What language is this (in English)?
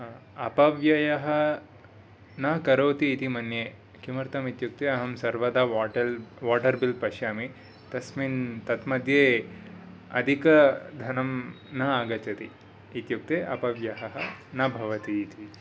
Sanskrit